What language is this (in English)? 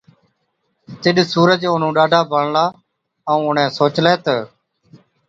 Od